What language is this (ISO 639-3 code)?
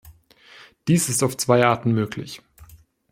deu